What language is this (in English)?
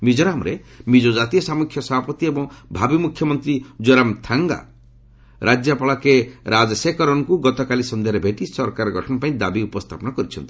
Odia